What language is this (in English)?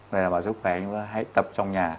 Vietnamese